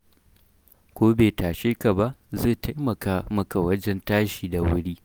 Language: Hausa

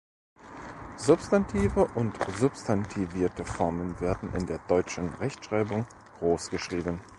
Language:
German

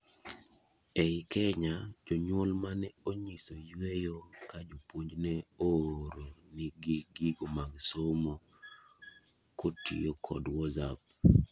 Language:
Luo (Kenya and Tanzania)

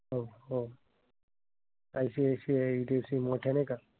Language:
Marathi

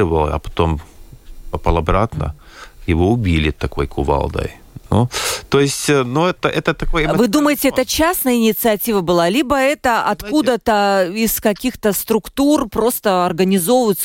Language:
Russian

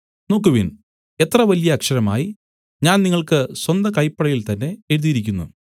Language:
Malayalam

